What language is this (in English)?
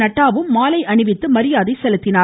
Tamil